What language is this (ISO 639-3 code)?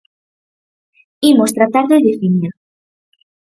glg